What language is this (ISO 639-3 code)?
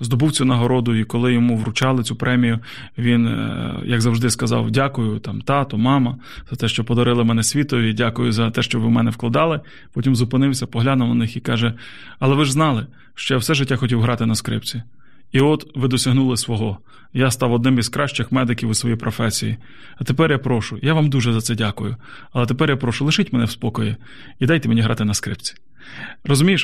ukr